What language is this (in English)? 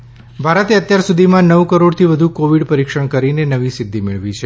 Gujarati